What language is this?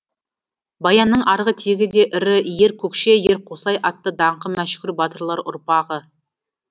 Kazakh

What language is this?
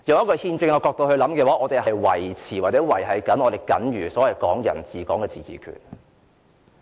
Cantonese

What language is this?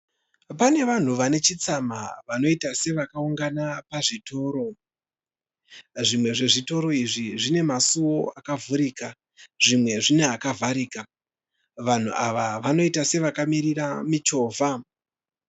Shona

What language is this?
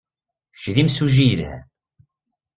Kabyle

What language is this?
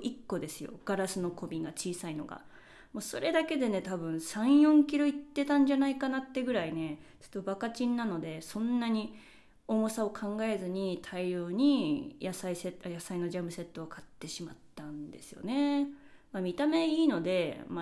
Japanese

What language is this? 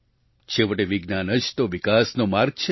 Gujarati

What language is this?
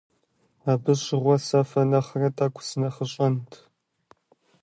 Kabardian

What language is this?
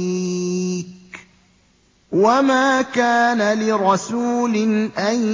Arabic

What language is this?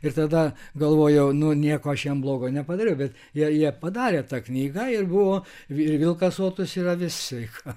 Lithuanian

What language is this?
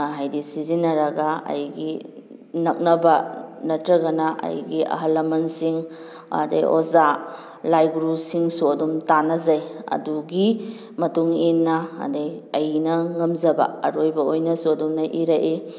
Manipuri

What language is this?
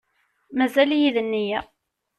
Kabyle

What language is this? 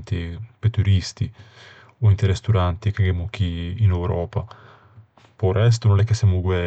Ligurian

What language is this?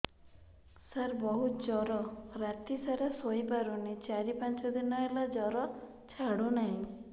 Odia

